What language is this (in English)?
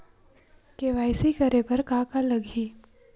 Chhattisgarhi